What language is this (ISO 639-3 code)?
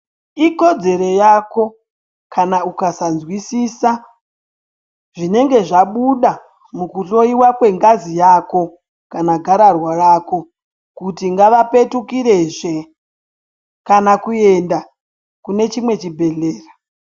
ndc